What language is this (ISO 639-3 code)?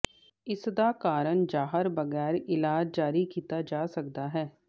pan